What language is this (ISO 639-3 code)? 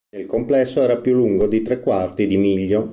ita